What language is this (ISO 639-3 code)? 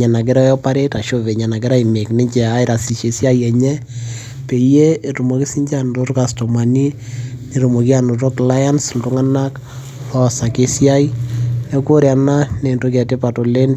mas